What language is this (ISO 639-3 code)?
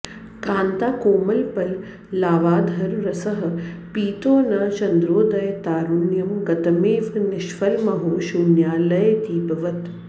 san